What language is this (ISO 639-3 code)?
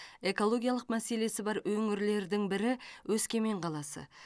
kaz